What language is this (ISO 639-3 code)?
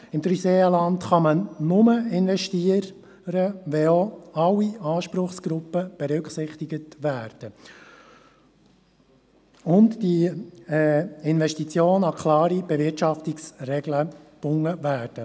gsw